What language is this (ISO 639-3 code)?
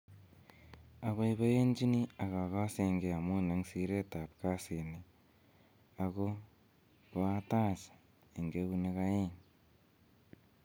kln